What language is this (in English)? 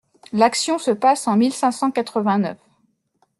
French